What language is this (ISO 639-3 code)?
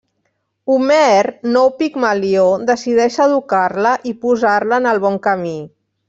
cat